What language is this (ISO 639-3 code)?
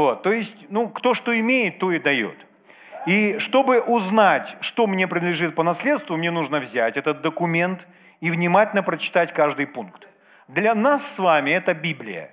rus